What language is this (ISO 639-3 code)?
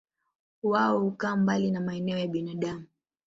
swa